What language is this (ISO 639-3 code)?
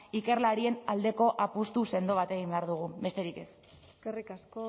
eus